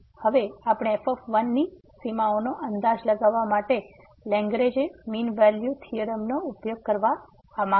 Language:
Gujarati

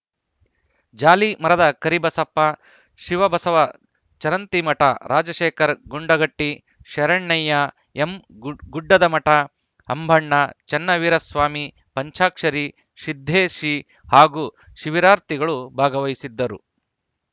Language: Kannada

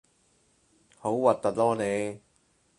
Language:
Cantonese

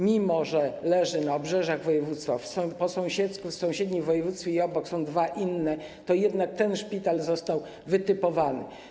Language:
Polish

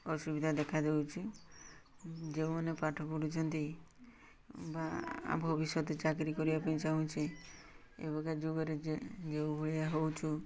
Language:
Odia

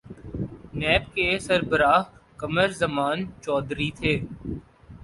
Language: Urdu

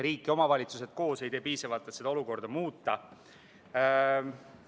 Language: Estonian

